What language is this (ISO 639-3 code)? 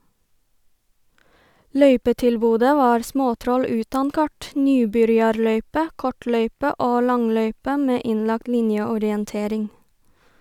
nor